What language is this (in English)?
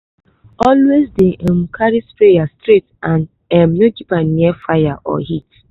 Nigerian Pidgin